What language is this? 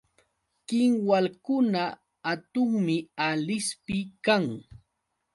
Yauyos Quechua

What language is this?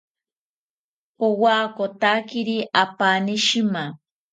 South Ucayali Ashéninka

